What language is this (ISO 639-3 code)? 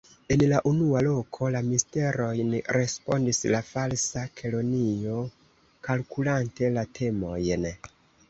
epo